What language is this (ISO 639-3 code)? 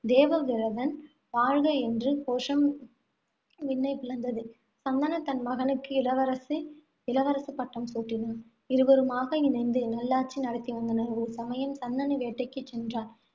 tam